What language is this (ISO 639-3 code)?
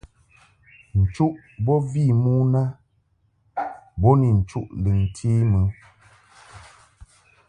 mhk